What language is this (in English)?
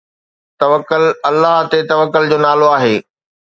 Sindhi